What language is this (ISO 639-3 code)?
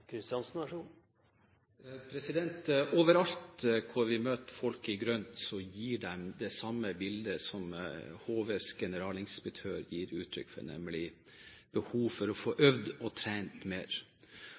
nor